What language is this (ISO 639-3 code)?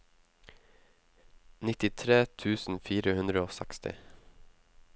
nor